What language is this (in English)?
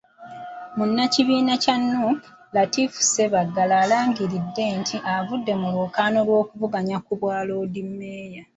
Ganda